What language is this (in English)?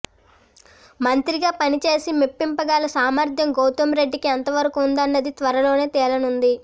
Telugu